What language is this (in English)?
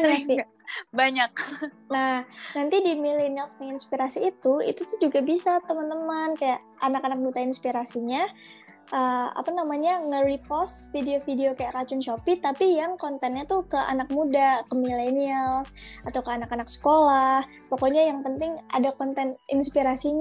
Indonesian